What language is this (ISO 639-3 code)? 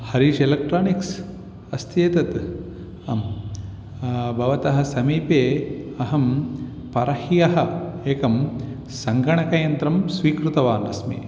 san